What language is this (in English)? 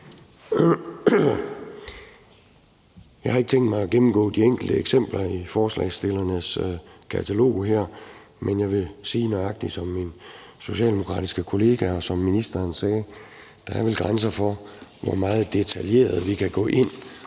Danish